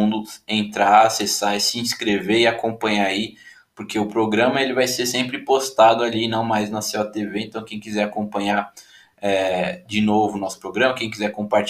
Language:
Portuguese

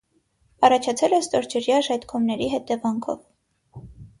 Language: Armenian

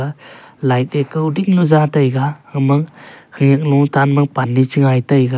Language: Wancho Naga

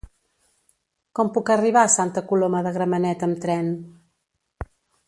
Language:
Catalan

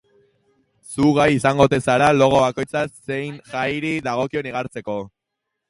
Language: Basque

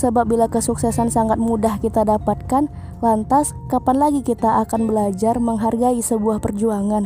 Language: Indonesian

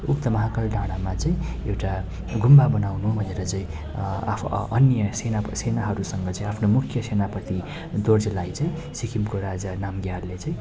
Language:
Nepali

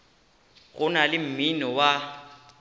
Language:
Northern Sotho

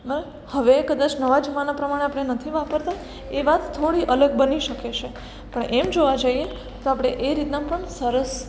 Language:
Gujarati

